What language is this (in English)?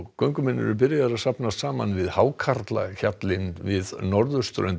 Icelandic